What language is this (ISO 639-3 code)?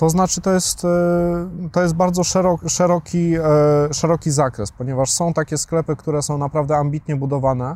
pol